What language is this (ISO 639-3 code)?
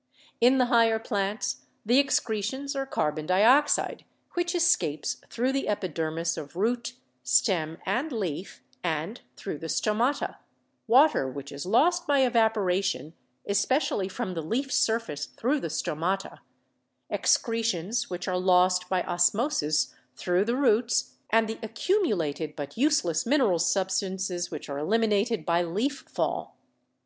eng